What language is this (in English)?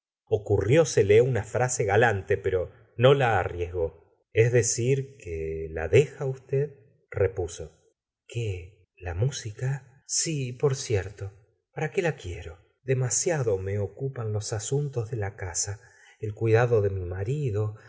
Spanish